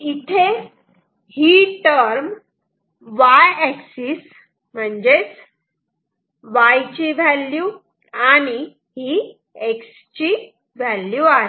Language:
Marathi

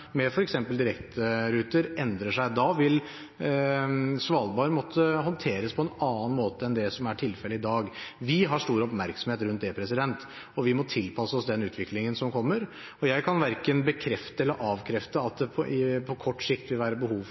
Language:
Norwegian Bokmål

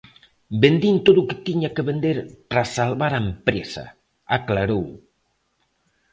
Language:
Galician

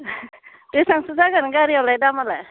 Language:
Bodo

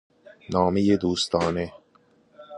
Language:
Persian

